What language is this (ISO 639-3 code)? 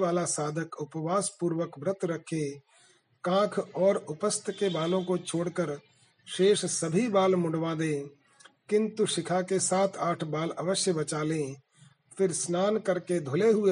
hin